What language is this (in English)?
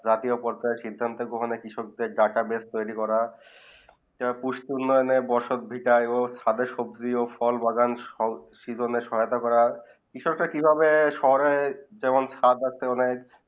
Bangla